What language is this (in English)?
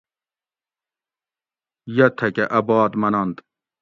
Gawri